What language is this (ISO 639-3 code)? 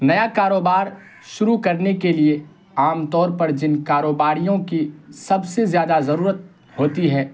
urd